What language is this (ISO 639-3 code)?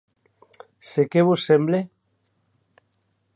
oci